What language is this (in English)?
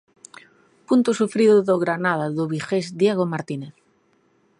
Galician